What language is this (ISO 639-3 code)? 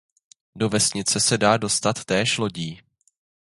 ces